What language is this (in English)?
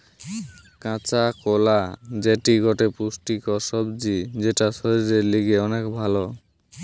Bangla